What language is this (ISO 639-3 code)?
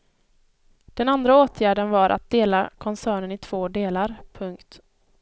swe